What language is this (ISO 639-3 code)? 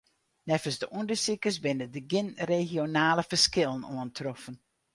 fry